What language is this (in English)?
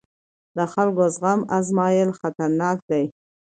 Pashto